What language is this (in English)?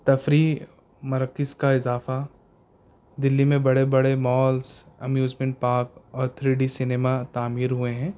Urdu